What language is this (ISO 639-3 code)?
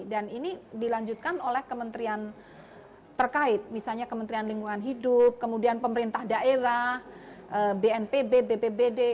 ind